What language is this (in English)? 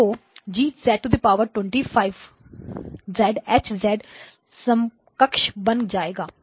Hindi